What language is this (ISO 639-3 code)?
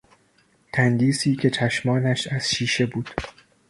fas